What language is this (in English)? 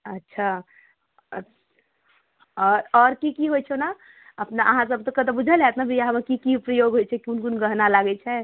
Maithili